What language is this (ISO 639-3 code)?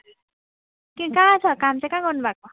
nep